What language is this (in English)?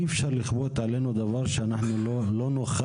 Hebrew